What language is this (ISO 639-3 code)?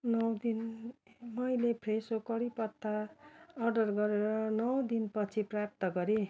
nep